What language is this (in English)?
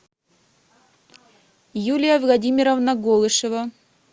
Russian